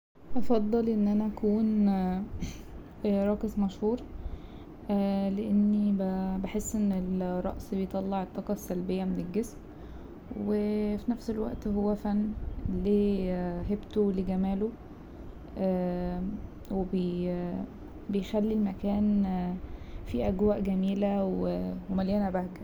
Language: Egyptian Arabic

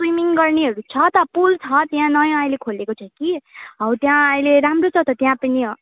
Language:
Nepali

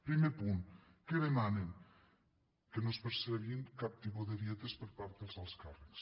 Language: Catalan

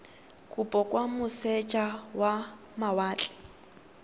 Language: Tswana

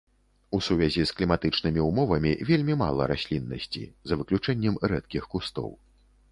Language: Belarusian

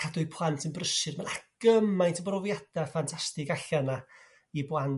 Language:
Welsh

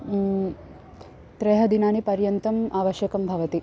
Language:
Sanskrit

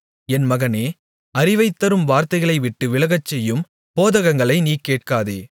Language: Tamil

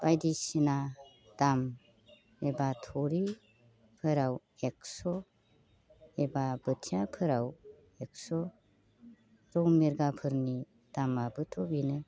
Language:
Bodo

